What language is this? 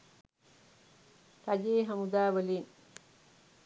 Sinhala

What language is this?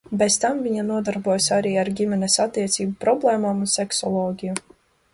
Latvian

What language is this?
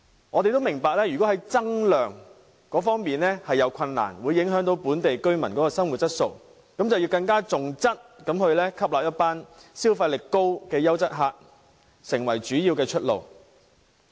Cantonese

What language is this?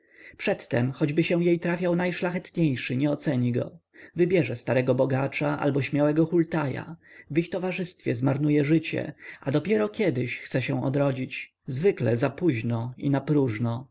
Polish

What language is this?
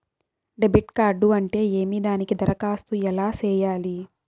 Telugu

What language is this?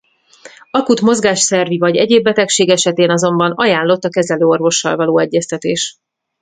Hungarian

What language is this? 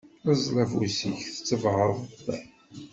Kabyle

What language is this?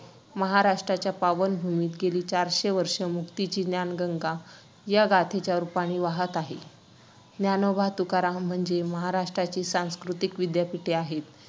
Marathi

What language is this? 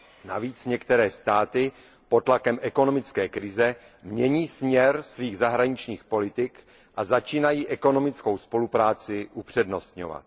Czech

